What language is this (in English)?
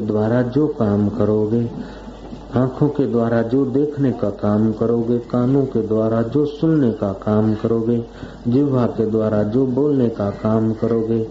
Hindi